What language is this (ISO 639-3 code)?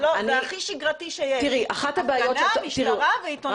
heb